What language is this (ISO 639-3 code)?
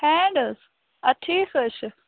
kas